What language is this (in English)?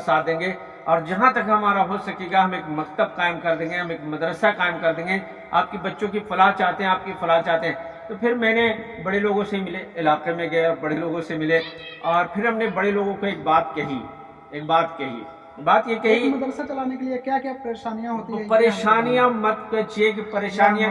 Urdu